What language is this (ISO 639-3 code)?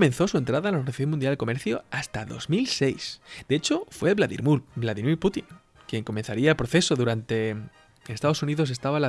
spa